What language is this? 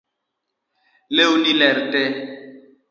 Luo (Kenya and Tanzania)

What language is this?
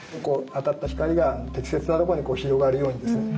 Japanese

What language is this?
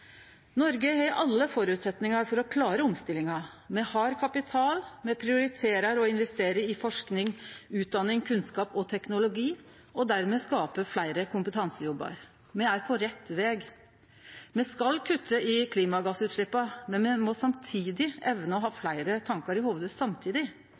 Norwegian Nynorsk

